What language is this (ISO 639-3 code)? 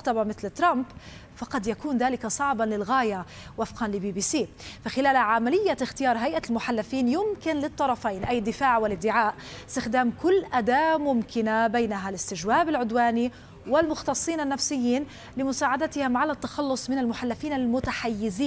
ara